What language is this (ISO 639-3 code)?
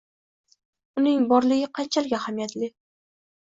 uzb